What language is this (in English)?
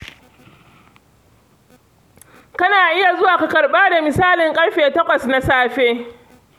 Hausa